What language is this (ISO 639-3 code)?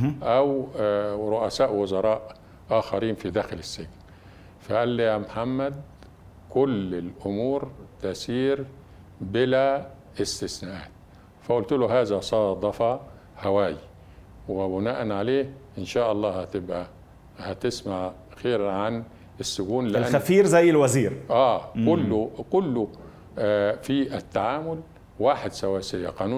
ara